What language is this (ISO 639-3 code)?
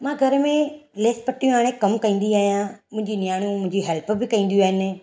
snd